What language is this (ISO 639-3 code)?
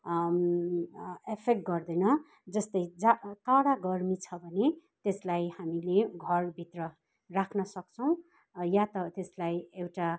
nep